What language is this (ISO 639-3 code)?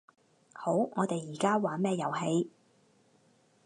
yue